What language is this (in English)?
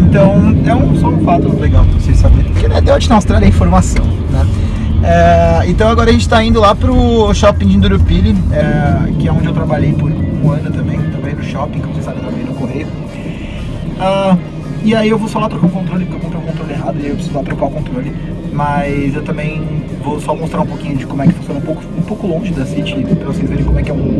Portuguese